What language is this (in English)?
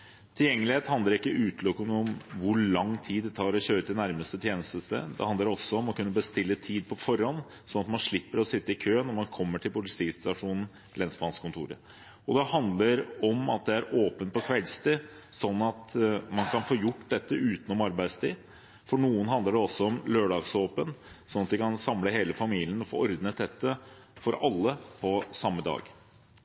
Norwegian Bokmål